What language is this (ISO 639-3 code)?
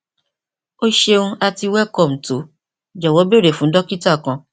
yor